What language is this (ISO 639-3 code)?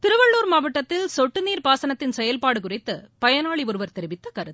tam